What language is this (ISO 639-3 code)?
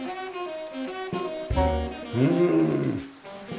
jpn